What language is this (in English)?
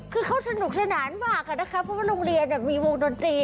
Thai